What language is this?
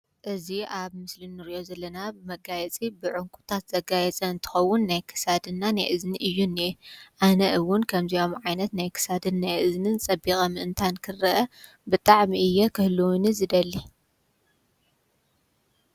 Tigrinya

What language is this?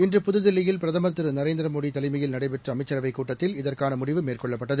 Tamil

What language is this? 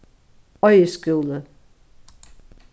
Faroese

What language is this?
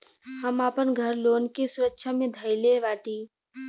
Bhojpuri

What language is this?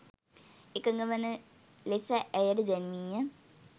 Sinhala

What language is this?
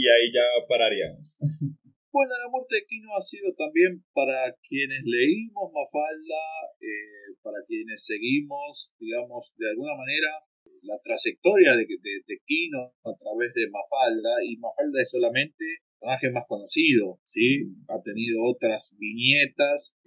Spanish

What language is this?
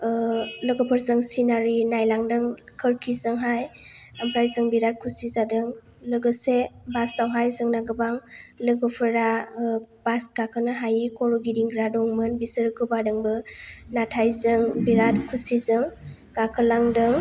Bodo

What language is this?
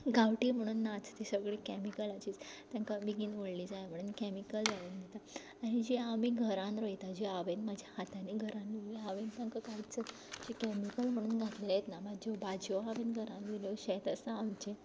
Konkani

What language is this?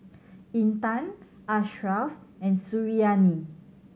English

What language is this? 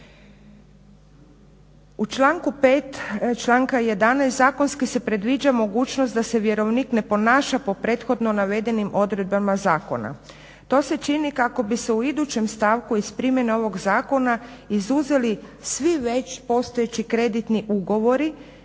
Croatian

